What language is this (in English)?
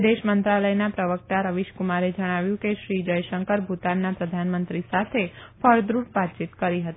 Gujarati